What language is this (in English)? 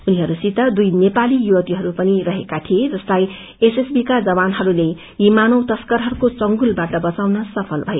Nepali